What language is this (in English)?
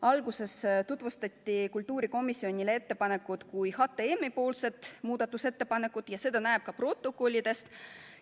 Estonian